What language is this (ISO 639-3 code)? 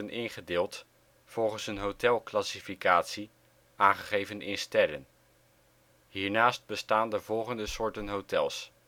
nld